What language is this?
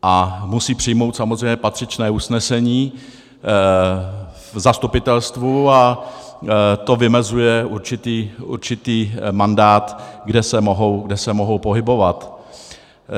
Czech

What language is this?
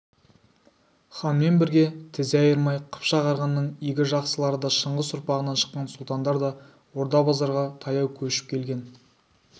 Kazakh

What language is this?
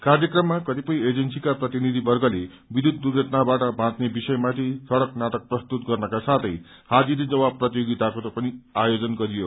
Nepali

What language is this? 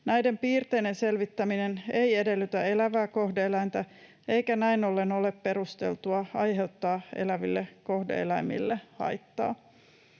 Finnish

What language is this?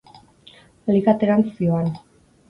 Basque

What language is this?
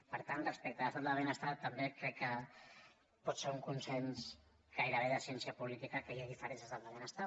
Catalan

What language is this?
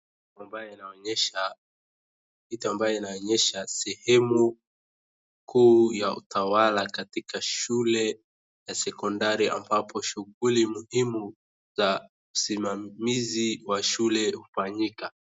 Swahili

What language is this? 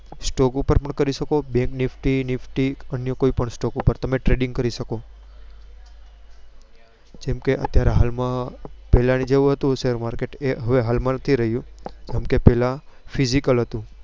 Gujarati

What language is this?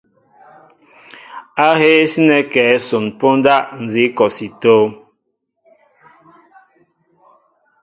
Mbo (Cameroon)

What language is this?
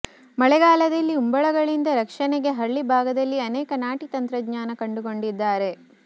Kannada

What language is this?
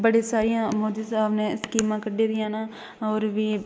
Dogri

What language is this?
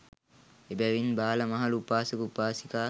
Sinhala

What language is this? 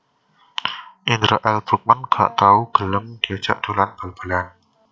Javanese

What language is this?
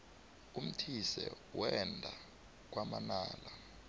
South Ndebele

